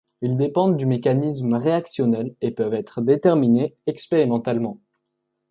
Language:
French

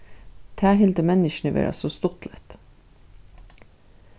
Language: Faroese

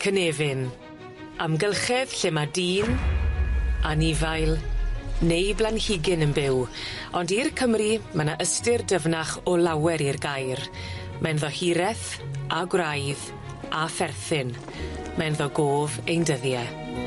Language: Welsh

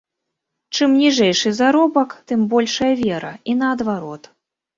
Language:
Belarusian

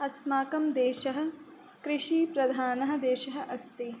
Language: Sanskrit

